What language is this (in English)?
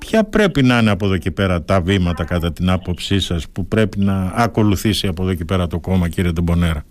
Greek